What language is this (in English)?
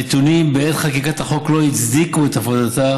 Hebrew